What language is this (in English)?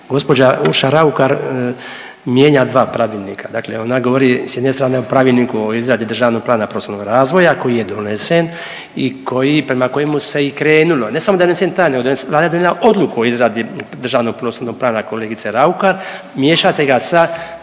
Croatian